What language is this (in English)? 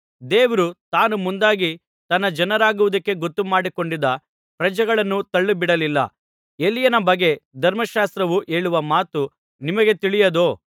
Kannada